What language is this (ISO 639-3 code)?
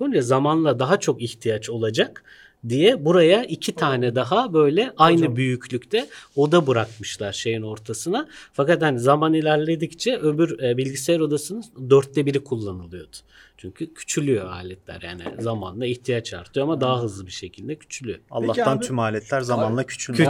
tur